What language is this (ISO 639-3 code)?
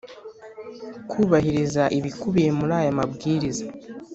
kin